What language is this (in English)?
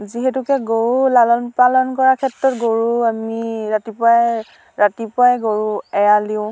Assamese